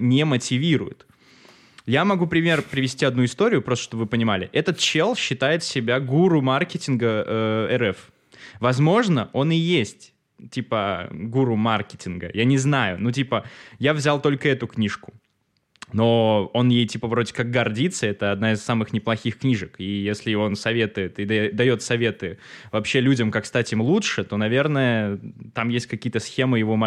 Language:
Russian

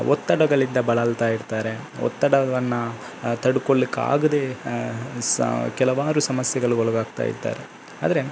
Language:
Kannada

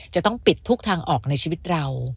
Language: Thai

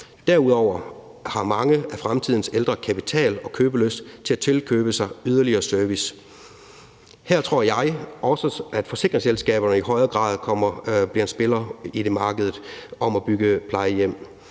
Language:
Danish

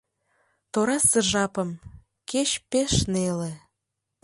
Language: Mari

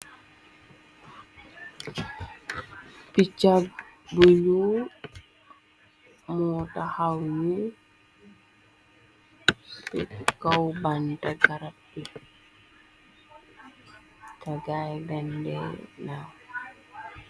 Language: Wolof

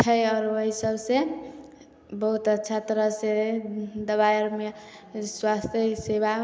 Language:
Maithili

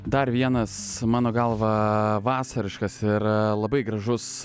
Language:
Lithuanian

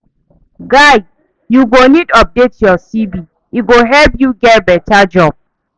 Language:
Nigerian Pidgin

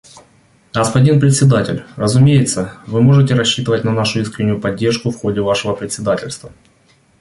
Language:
Russian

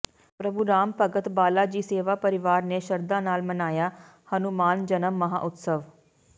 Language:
Punjabi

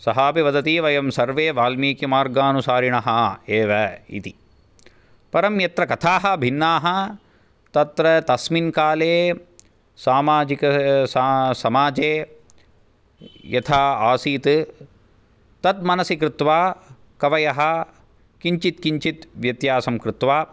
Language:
Sanskrit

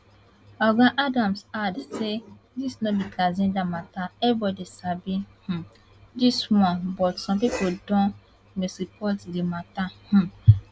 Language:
Nigerian Pidgin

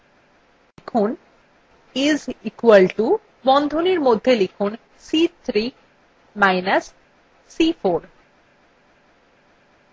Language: Bangla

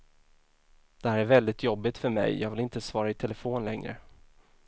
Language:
Swedish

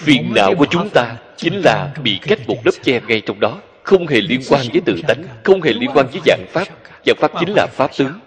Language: Vietnamese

